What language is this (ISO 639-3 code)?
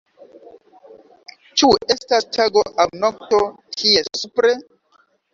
epo